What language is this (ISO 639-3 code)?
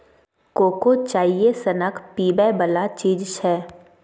mai